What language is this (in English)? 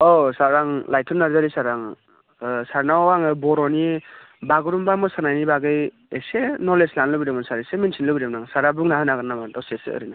Bodo